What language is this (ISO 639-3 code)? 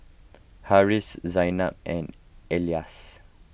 eng